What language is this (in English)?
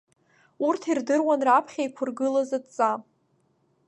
Abkhazian